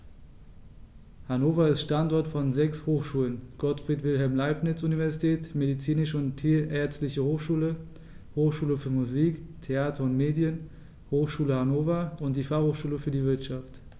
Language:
German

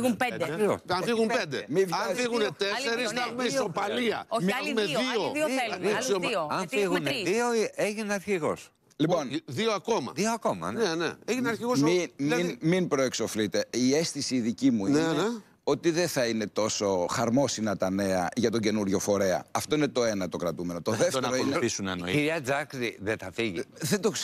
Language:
Greek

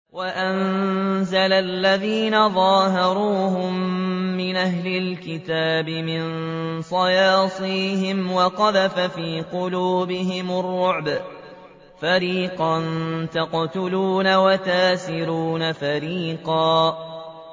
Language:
Arabic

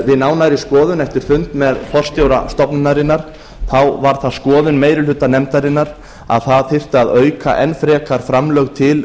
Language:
Icelandic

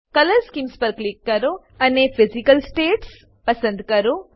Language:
Gujarati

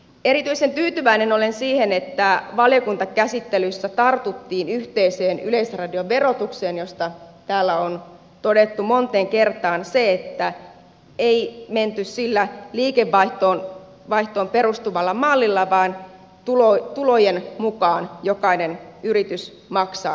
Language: Finnish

